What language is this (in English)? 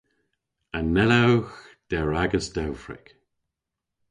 Cornish